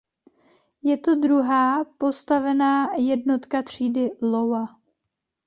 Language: Czech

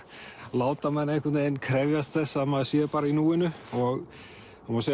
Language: Icelandic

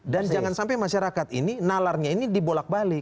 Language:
Indonesian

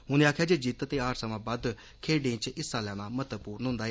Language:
Dogri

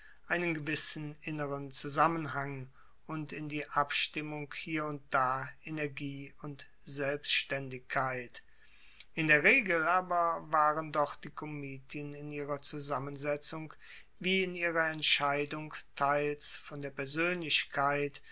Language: German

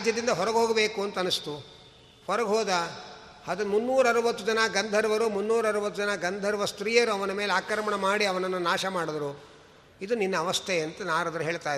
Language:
Kannada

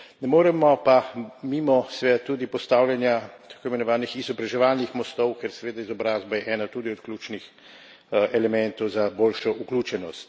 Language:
Slovenian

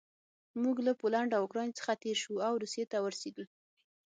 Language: Pashto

